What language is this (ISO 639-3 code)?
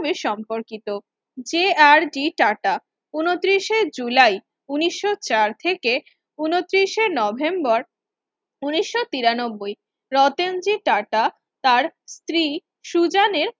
ben